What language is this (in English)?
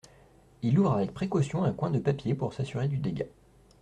French